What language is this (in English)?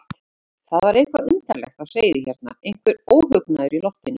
Icelandic